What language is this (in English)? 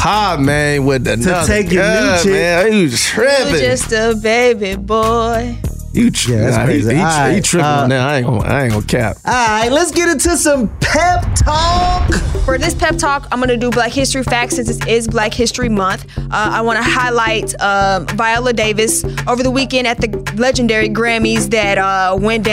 English